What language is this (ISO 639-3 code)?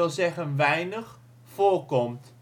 nld